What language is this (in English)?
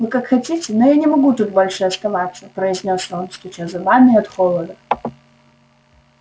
Russian